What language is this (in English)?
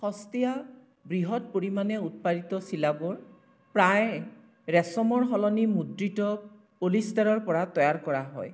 Assamese